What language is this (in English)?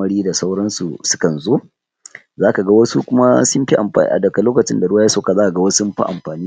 Hausa